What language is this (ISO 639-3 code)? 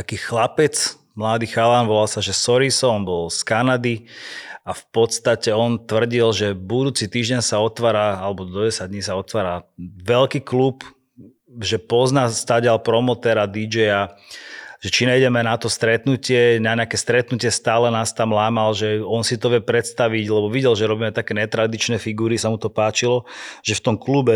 slk